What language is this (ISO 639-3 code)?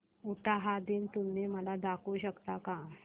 mar